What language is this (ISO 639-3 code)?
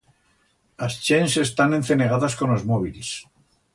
arg